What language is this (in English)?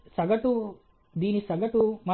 Telugu